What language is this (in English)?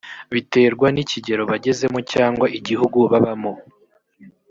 Kinyarwanda